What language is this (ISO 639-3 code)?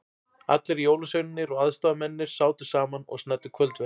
isl